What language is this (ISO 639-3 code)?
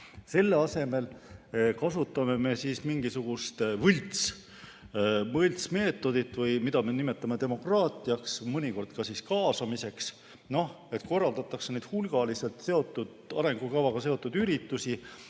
est